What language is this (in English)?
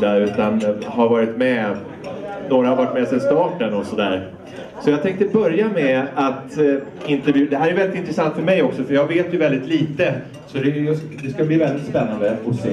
Swedish